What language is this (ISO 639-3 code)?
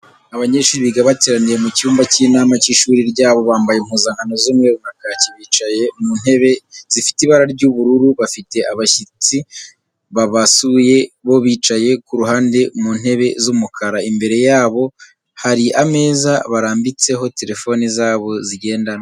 kin